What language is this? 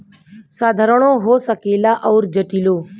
Bhojpuri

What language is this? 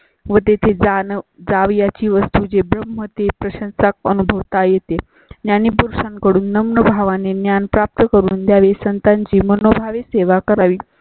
Marathi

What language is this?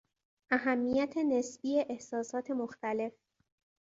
Persian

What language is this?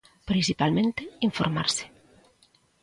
Galician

